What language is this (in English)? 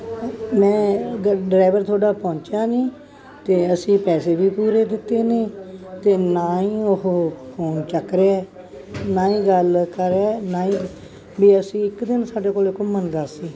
Punjabi